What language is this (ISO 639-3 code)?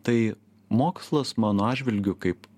lit